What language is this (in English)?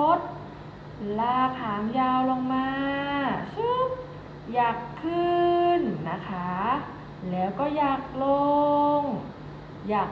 Thai